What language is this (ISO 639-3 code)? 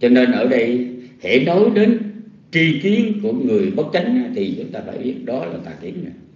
vie